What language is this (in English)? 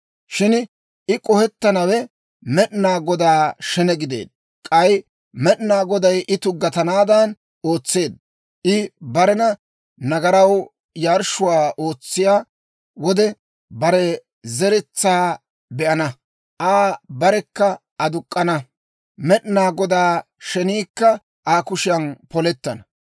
Dawro